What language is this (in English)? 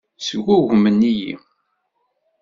Kabyle